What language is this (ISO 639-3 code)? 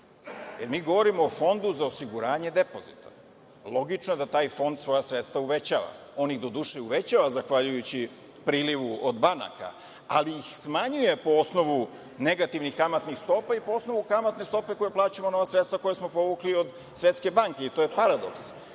srp